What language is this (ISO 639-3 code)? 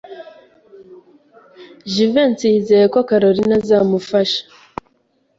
kin